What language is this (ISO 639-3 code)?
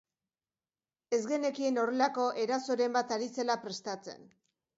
eus